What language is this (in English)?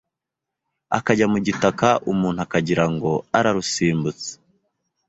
Kinyarwanda